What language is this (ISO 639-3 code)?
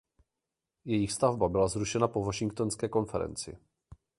ces